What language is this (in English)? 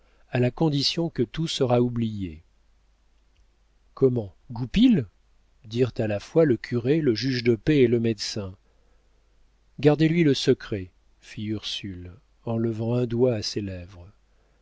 French